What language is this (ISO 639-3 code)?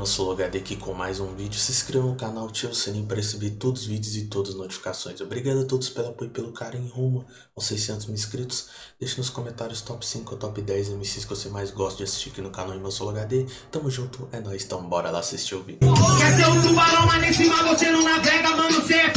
por